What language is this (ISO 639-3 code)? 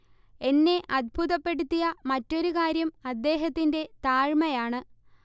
mal